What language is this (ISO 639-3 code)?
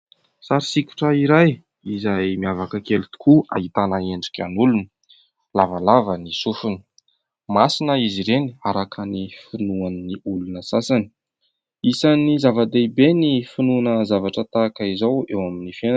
mlg